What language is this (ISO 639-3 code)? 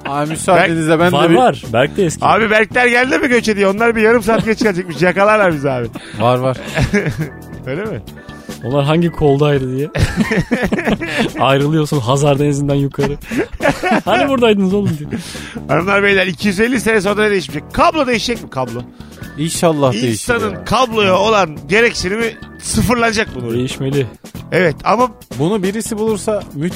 tur